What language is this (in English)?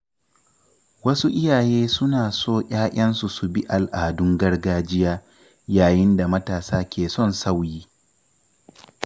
Hausa